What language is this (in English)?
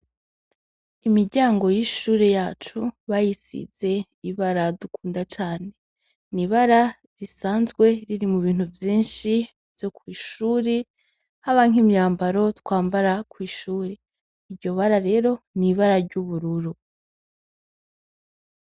Rundi